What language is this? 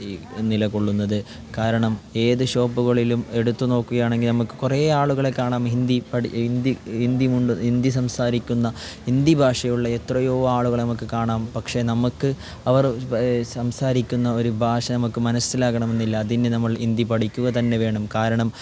Malayalam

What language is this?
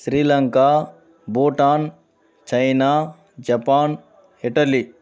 Telugu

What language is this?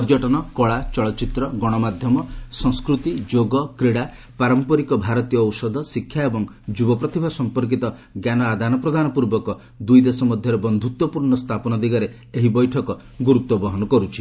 Odia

